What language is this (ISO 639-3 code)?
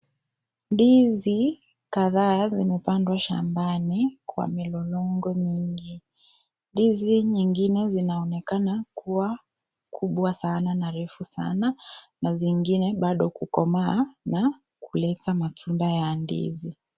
swa